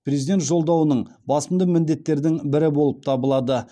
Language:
Kazakh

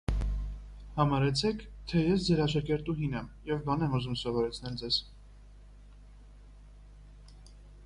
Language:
Armenian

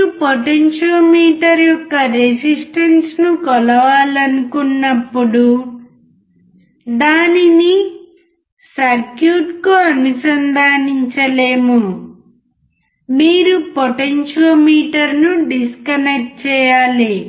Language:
Telugu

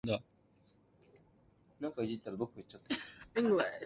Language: Cantonese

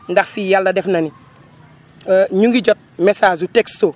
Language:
Wolof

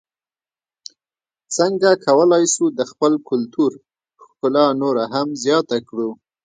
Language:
Pashto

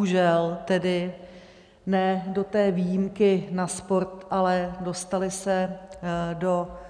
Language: Czech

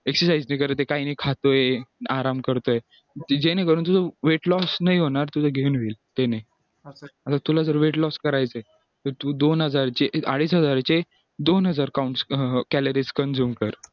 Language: Marathi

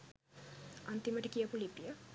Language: Sinhala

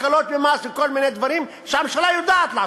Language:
Hebrew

